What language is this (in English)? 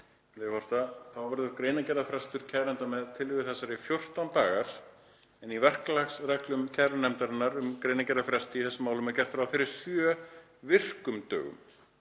Icelandic